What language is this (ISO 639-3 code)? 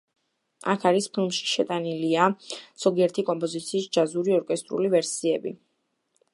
kat